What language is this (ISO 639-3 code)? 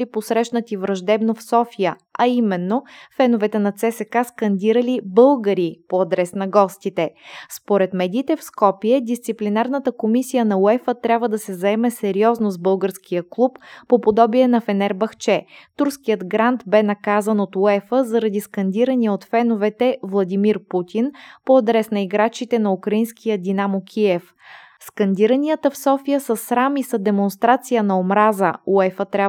bul